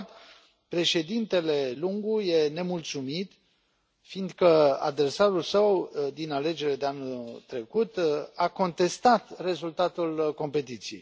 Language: Romanian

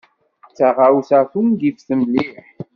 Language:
Kabyle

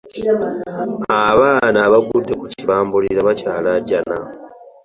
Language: Ganda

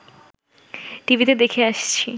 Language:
Bangla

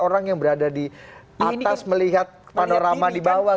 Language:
Indonesian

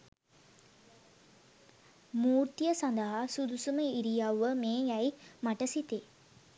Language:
Sinhala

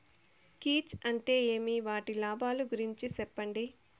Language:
Telugu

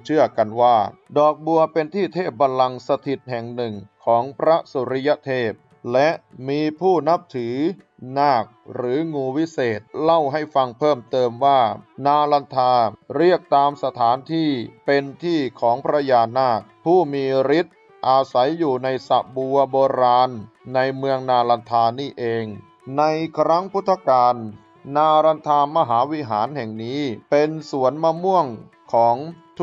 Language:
Thai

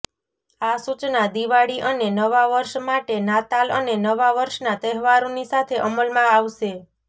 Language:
Gujarati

